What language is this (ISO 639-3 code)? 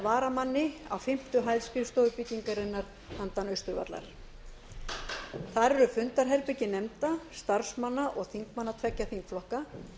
isl